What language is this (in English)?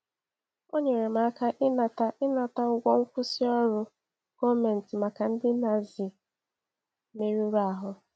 Igbo